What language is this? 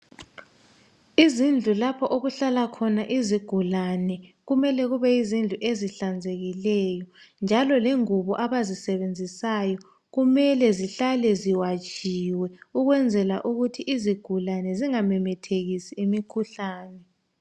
North Ndebele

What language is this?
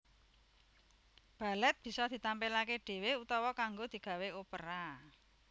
Javanese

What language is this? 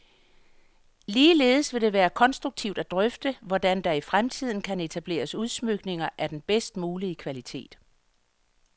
Danish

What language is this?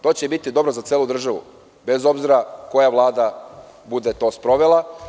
Serbian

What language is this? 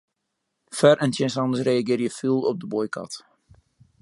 Western Frisian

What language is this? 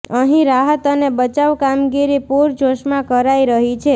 Gujarati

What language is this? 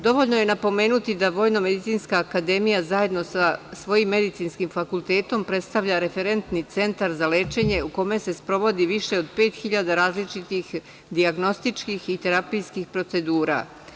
Serbian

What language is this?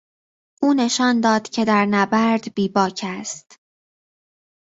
Persian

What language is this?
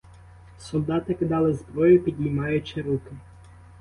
Ukrainian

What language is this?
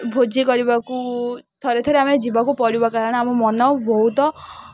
Odia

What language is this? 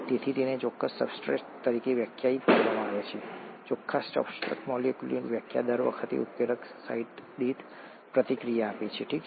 Gujarati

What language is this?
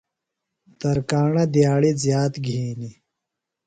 Phalura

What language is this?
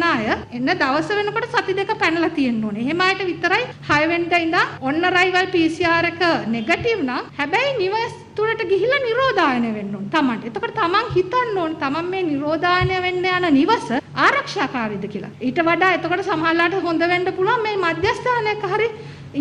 Hindi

